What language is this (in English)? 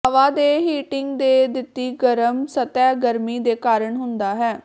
Punjabi